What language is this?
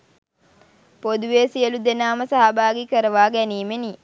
Sinhala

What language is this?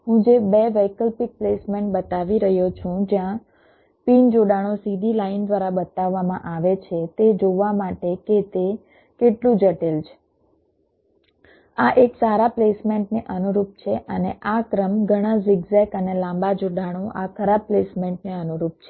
Gujarati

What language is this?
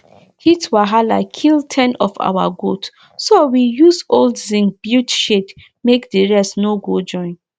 Nigerian Pidgin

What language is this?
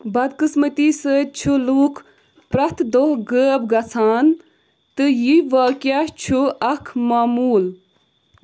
Kashmiri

